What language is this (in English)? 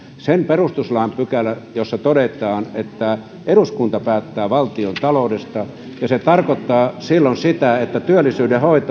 Finnish